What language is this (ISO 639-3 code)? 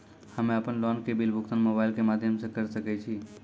mai